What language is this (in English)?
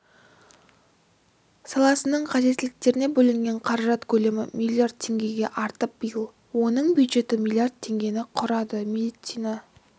Kazakh